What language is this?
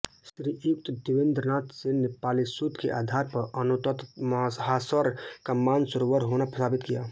Hindi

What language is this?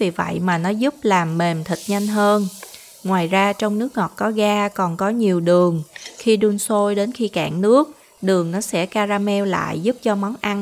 Vietnamese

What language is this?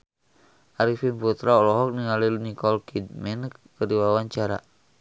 Sundanese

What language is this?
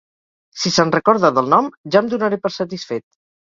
Catalan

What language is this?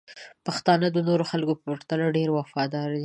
Pashto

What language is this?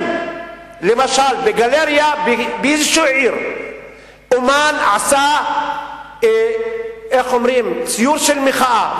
Hebrew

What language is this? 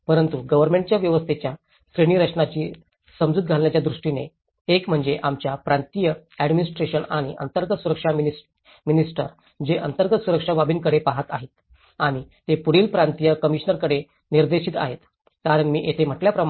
Marathi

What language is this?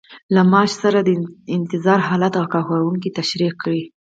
Pashto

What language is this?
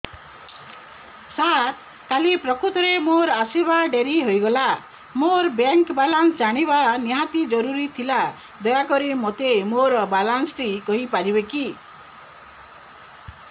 Odia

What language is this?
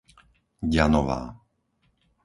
Slovak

